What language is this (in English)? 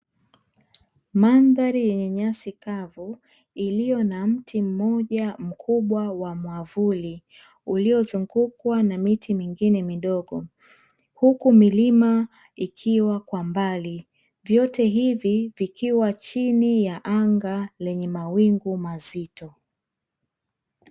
Swahili